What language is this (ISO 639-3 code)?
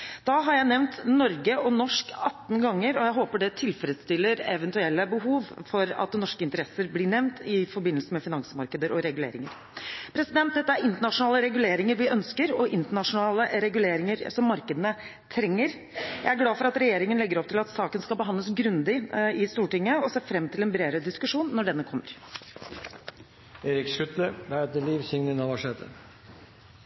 nob